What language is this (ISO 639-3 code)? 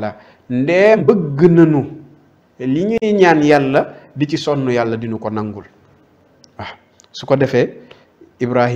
ara